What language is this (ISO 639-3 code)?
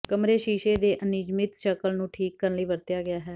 pan